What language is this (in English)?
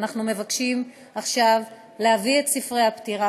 Hebrew